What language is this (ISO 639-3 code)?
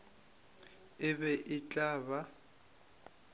nso